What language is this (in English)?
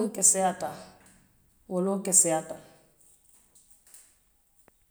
Western Maninkakan